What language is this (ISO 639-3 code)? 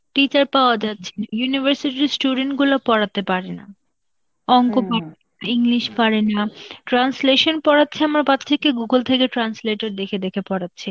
ben